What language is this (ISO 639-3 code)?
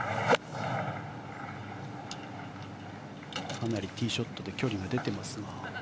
jpn